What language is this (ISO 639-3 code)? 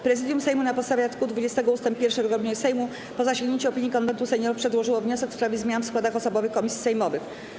pol